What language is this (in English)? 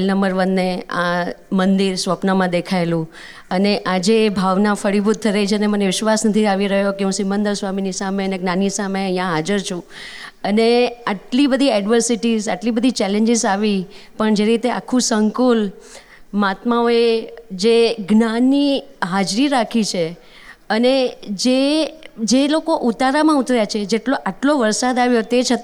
Gujarati